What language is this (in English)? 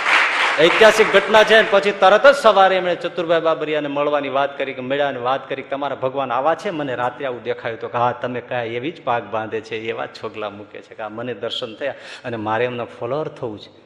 Gujarati